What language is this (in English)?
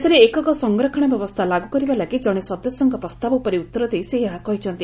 Odia